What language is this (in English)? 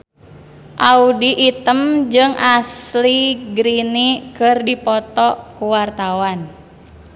Sundanese